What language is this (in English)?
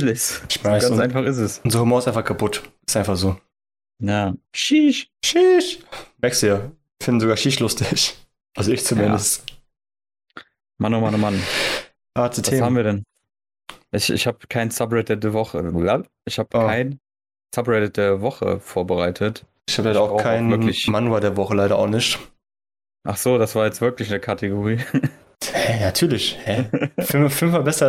German